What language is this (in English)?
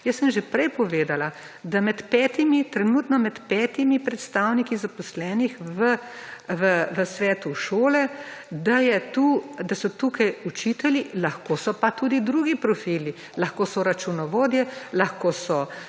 Slovenian